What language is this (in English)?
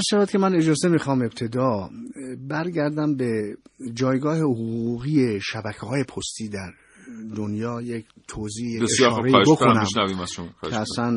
Persian